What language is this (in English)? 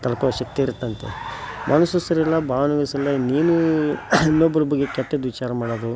Kannada